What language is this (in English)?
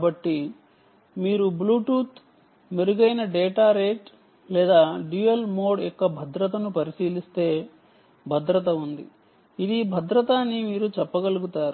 Telugu